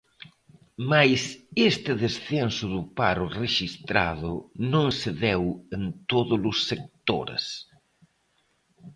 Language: Galician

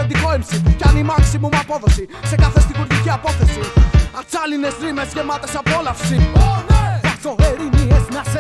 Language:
Greek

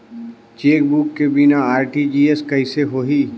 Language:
Chhattisgarhi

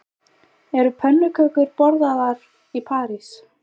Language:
Icelandic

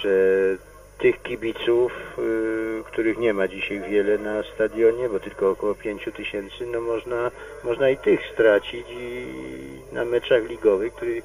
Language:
Polish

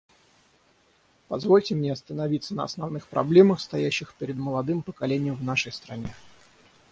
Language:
Russian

